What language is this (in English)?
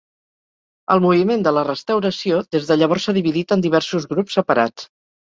Catalan